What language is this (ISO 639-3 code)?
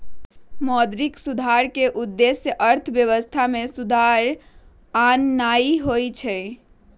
mag